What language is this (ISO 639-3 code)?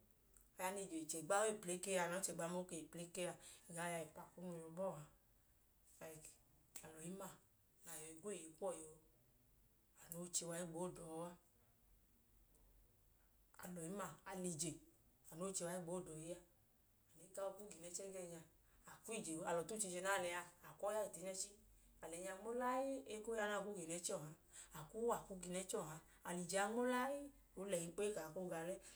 idu